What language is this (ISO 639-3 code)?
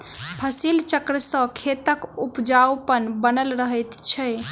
mai